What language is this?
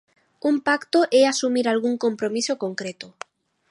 Galician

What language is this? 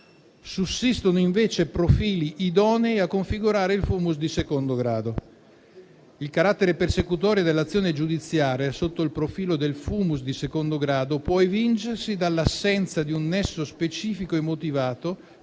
Italian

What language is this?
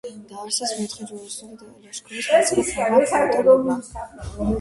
Georgian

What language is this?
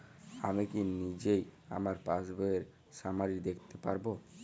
Bangla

